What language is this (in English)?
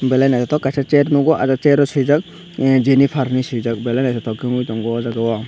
Kok Borok